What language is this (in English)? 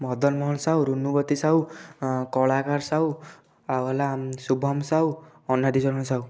Odia